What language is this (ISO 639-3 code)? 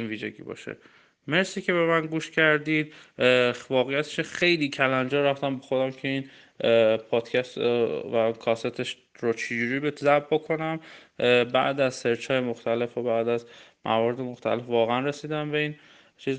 fas